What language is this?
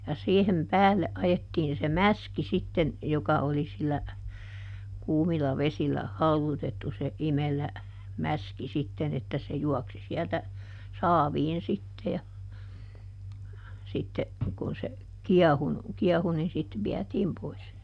Finnish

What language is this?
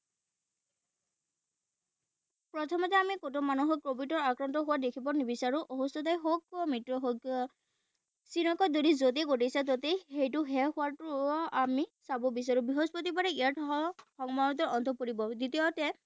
Assamese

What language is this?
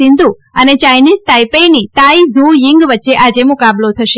Gujarati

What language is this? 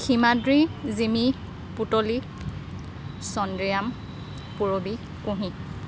Assamese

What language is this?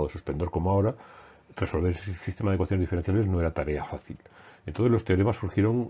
Spanish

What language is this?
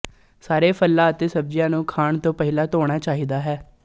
Punjabi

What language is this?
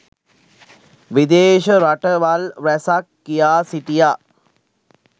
Sinhala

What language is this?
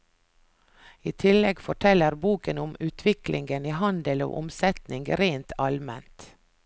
Norwegian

